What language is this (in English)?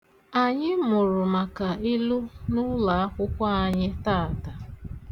Igbo